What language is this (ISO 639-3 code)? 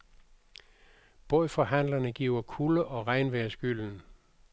dan